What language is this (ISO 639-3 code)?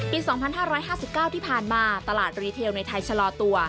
tha